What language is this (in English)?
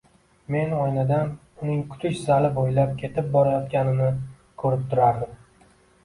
Uzbek